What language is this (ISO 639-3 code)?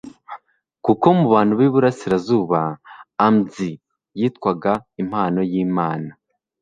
kin